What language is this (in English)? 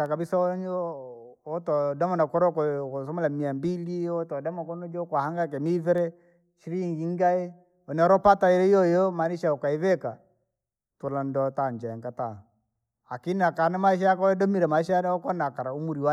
Langi